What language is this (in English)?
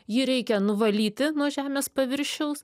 Lithuanian